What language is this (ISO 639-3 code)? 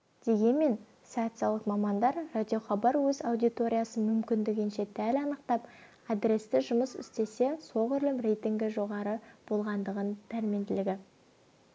kaz